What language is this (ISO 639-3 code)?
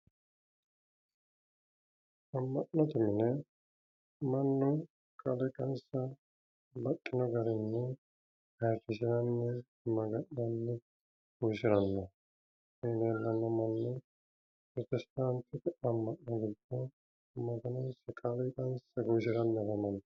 sid